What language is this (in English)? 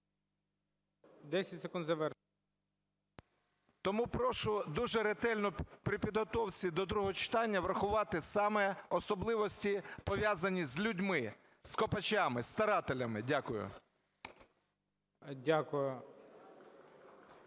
Ukrainian